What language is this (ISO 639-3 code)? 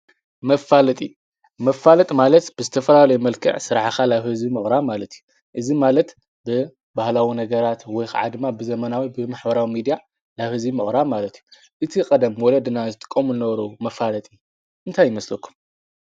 tir